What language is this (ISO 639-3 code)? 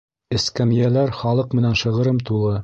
bak